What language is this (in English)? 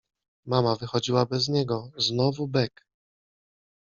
Polish